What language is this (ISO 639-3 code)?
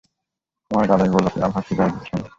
ben